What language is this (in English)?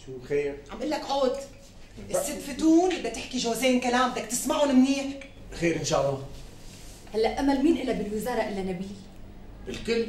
Arabic